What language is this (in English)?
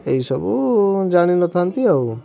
Odia